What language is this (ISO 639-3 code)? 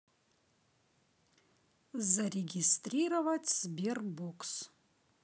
rus